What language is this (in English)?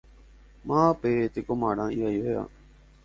Guarani